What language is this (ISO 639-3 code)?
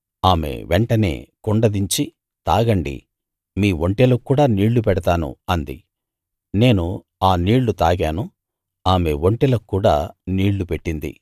tel